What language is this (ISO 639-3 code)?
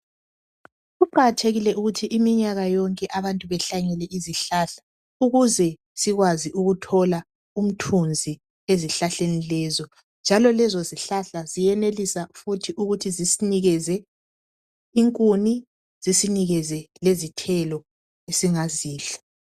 nde